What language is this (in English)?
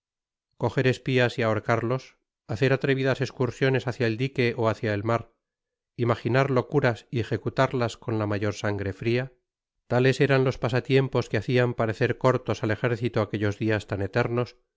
Spanish